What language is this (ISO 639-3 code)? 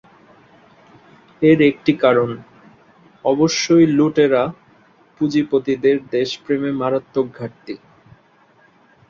ben